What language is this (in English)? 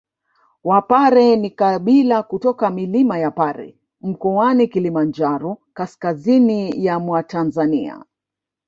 Swahili